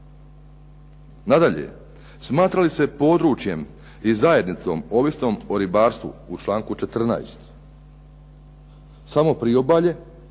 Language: Croatian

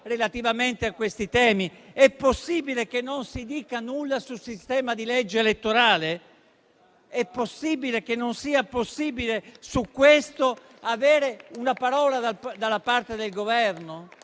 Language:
Italian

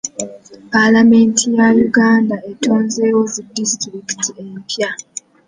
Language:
Ganda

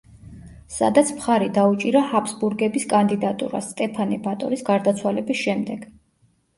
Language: Georgian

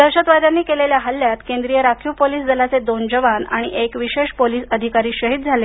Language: Marathi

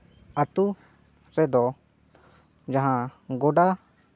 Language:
Santali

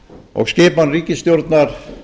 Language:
Icelandic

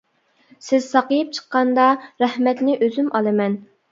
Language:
Uyghur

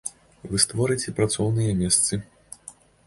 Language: Belarusian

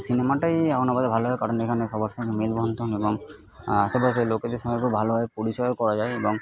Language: Bangla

